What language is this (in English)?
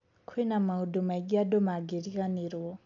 Kikuyu